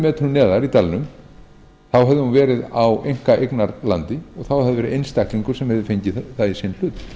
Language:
Icelandic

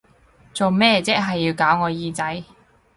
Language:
Cantonese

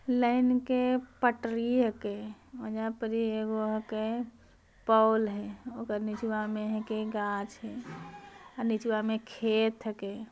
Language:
Magahi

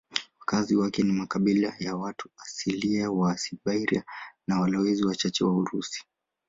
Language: Swahili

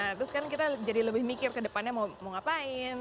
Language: Indonesian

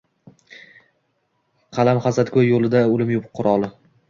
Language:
Uzbek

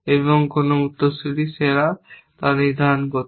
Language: Bangla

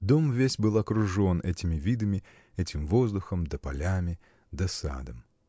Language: Russian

